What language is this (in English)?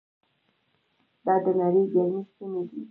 Pashto